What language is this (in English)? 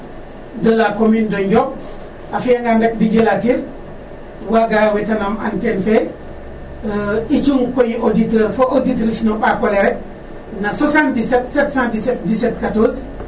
Serer